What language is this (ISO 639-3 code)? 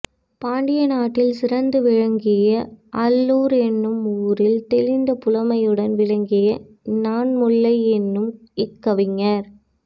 tam